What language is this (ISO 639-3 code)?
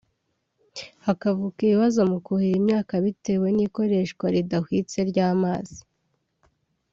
kin